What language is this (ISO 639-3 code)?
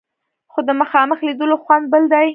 pus